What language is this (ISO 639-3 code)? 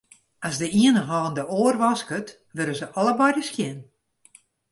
fry